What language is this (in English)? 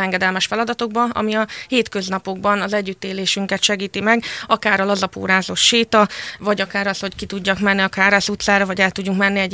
Hungarian